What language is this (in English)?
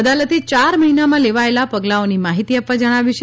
Gujarati